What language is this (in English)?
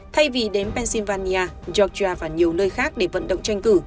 Vietnamese